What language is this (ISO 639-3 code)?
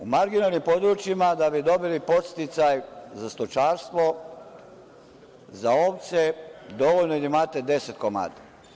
srp